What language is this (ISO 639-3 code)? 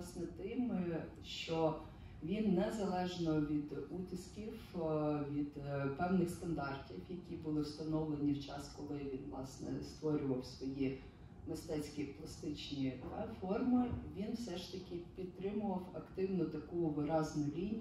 ukr